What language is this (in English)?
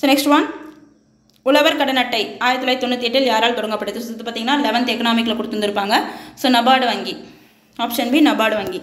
Tamil